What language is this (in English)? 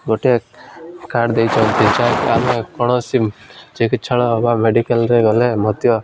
Odia